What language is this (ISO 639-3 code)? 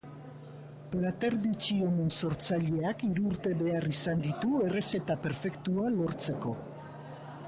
eus